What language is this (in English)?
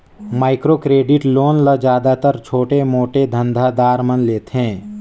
Chhattisgarhi